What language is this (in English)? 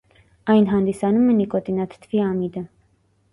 Armenian